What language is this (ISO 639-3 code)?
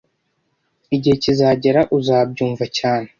kin